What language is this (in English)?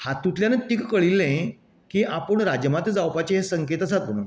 Konkani